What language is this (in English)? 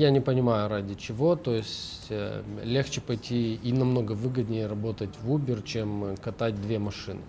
Russian